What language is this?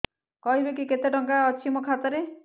Odia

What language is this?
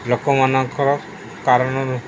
Odia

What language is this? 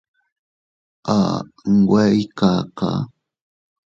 Teutila Cuicatec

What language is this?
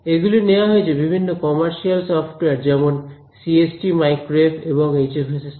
Bangla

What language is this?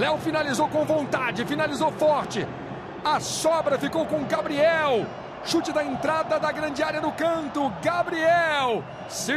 Portuguese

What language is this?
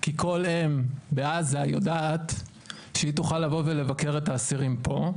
Hebrew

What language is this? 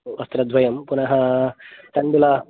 Sanskrit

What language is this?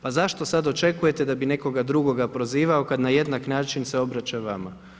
Croatian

